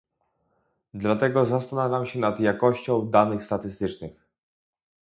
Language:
Polish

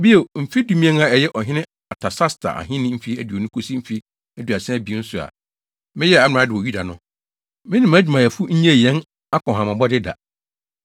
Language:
Akan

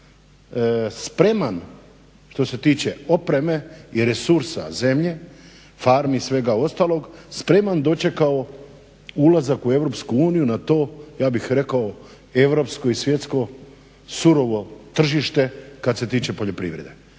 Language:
Croatian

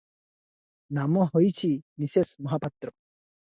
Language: Odia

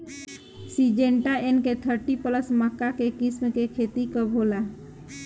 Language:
Bhojpuri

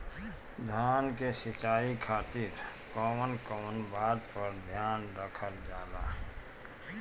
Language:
Bhojpuri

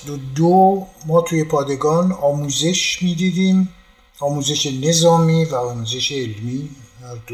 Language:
Persian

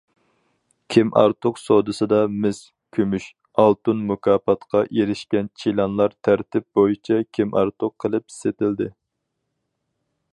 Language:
Uyghur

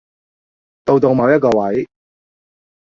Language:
Cantonese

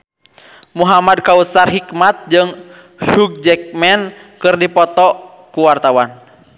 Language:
Sundanese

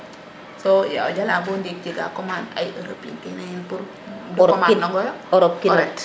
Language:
Serer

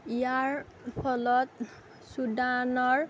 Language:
Assamese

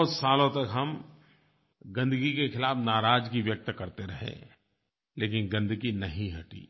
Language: Hindi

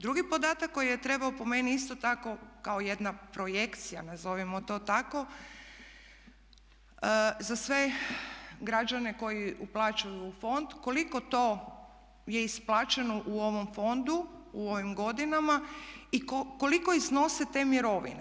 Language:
Croatian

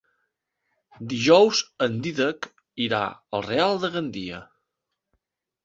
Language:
Catalan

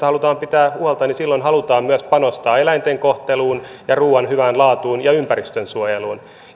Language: Finnish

